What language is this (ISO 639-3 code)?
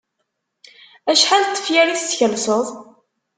kab